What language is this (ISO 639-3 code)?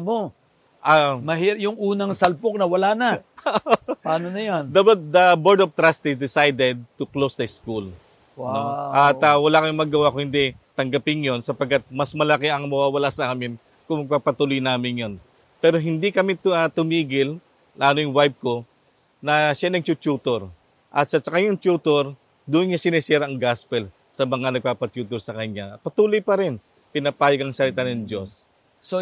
fil